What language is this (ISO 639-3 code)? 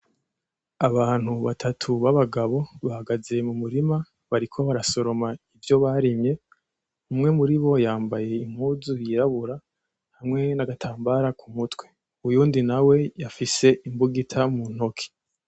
run